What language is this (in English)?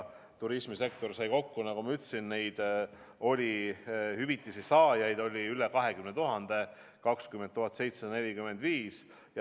Estonian